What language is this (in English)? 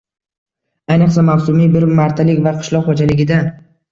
Uzbek